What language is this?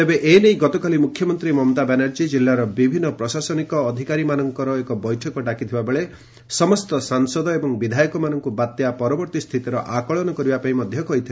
Odia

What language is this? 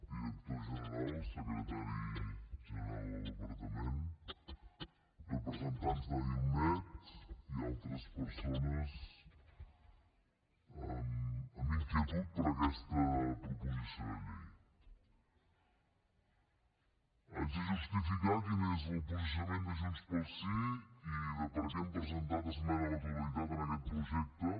Catalan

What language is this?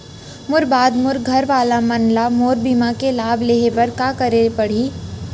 Chhattisgarhi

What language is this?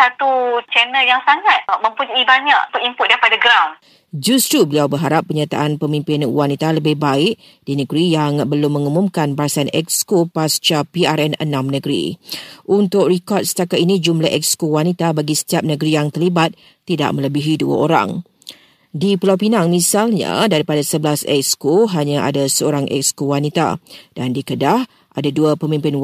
Malay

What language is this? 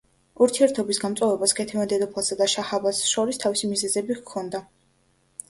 Georgian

